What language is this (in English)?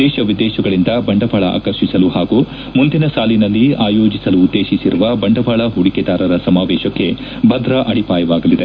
Kannada